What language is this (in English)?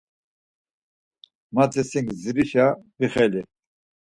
Laz